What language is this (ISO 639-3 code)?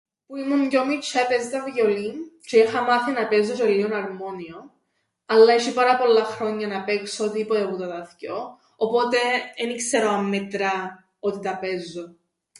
ell